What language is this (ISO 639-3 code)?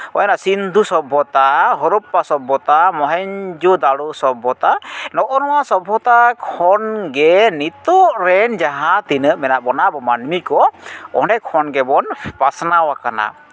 sat